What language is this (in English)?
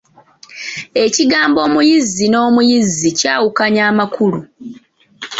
Ganda